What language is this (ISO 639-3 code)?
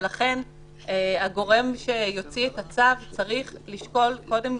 heb